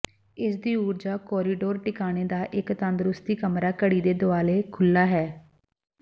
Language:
Punjabi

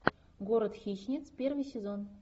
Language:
Russian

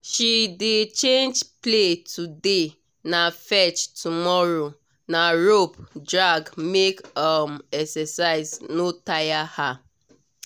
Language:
Nigerian Pidgin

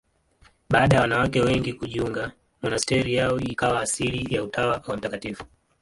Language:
Swahili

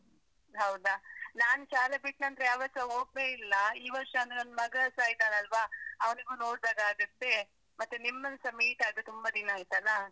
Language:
Kannada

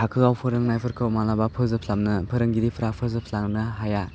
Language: Bodo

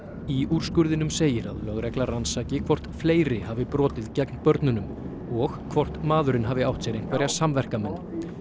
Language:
Icelandic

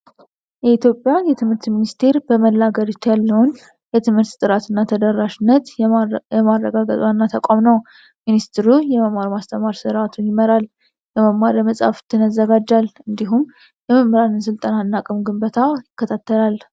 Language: Amharic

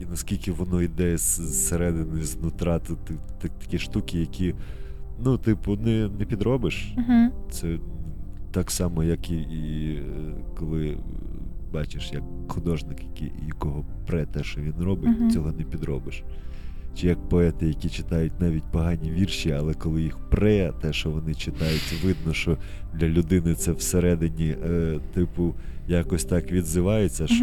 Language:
Ukrainian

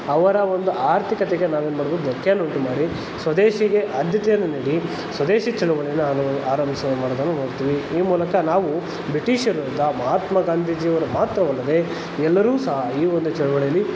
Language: Kannada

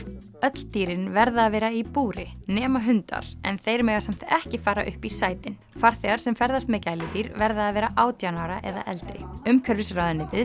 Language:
Icelandic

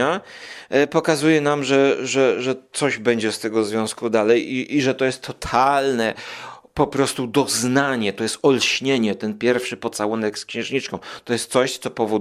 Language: Polish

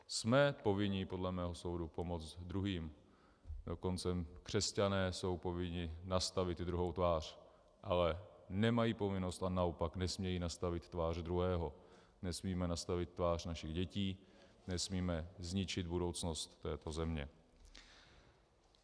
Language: Czech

